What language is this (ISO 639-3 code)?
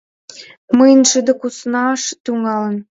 chm